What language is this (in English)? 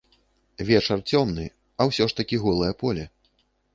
Belarusian